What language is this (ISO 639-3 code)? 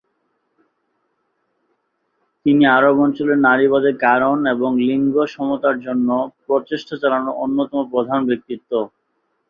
ben